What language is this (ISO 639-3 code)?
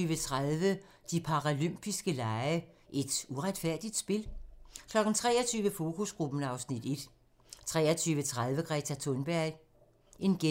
dan